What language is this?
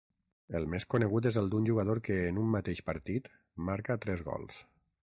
Catalan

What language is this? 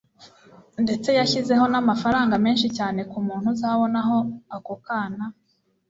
Kinyarwanda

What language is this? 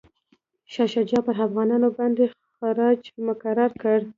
Pashto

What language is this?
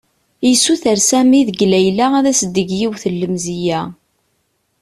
Kabyle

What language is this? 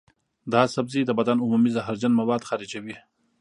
Pashto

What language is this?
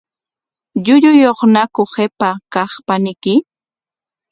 Corongo Ancash Quechua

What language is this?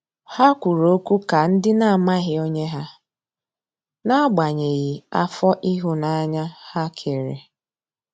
Igbo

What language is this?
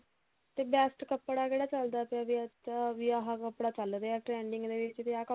Punjabi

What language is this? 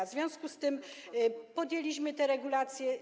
Polish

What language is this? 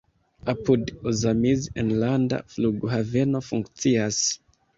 Esperanto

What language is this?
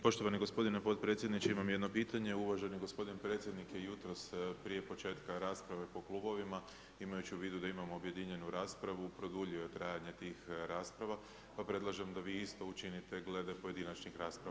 Croatian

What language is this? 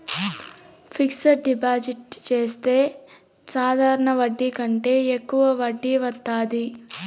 Telugu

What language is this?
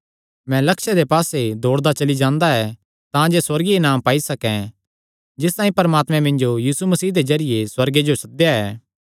Kangri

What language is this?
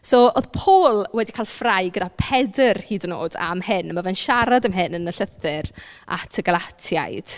Welsh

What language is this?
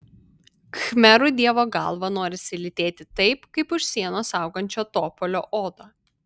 Lithuanian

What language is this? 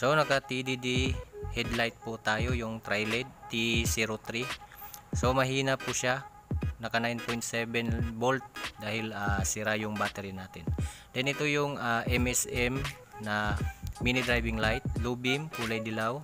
Filipino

